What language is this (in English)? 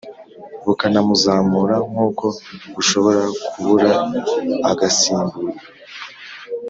Kinyarwanda